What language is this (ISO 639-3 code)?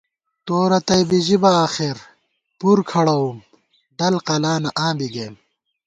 gwt